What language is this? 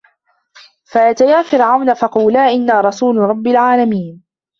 Arabic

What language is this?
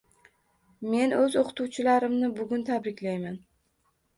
Uzbek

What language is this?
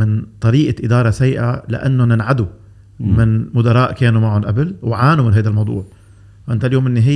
Arabic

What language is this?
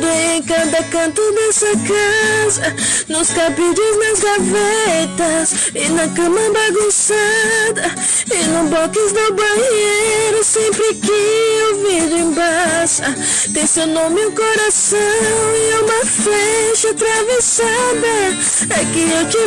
Portuguese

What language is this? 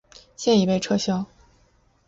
Chinese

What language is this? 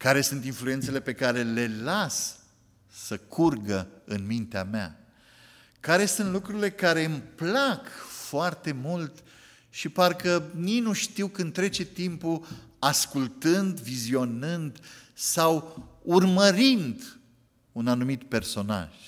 Romanian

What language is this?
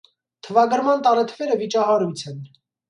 Armenian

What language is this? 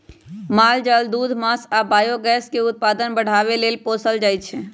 Magahi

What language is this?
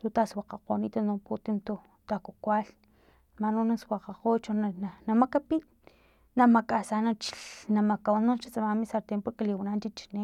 Filomena Mata-Coahuitlán Totonac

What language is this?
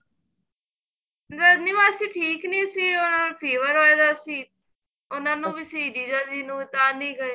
Punjabi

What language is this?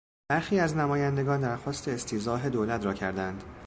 Persian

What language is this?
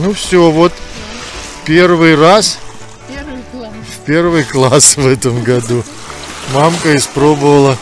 Russian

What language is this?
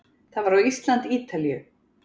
Icelandic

